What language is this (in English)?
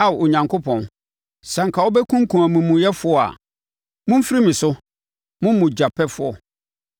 Akan